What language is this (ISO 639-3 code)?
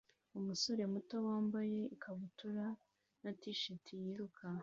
kin